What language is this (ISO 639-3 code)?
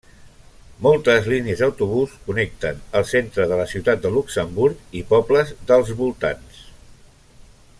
cat